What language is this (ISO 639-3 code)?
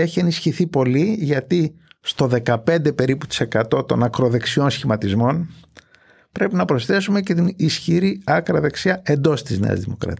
ell